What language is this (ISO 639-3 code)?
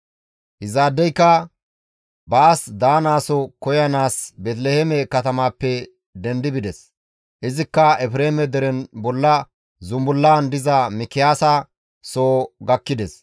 gmv